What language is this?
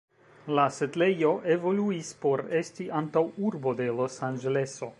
Esperanto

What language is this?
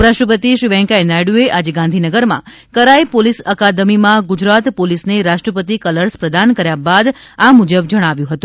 Gujarati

